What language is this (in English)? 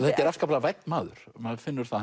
Icelandic